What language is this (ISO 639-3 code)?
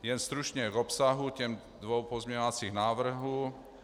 ces